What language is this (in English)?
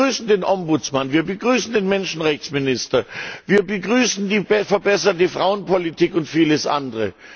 German